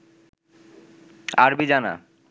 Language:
Bangla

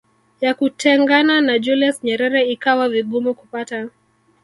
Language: Swahili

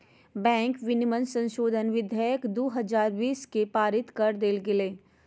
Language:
Magahi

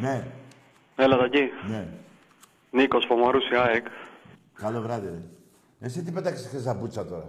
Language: Greek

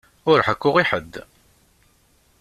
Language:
Kabyle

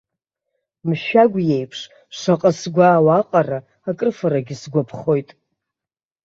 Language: Abkhazian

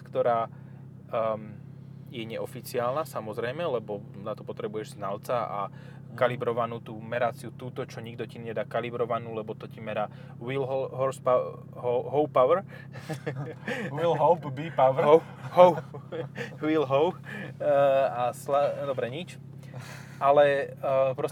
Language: Slovak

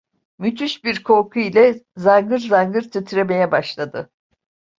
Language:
Turkish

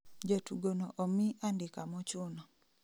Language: Luo (Kenya and Tanzania)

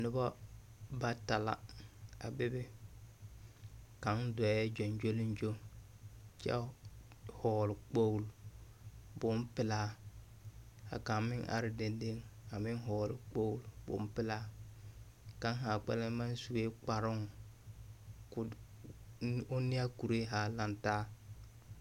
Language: Southern Dagaare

